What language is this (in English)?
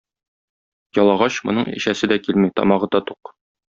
Tatar